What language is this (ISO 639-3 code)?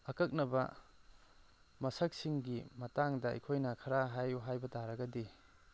mni